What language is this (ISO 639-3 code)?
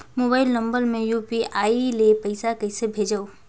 hne